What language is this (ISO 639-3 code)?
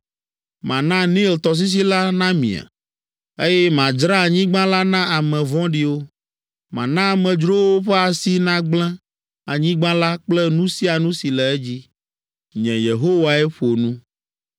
ewe